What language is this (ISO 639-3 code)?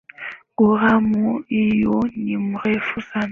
swa